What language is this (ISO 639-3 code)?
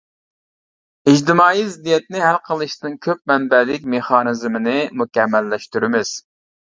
uig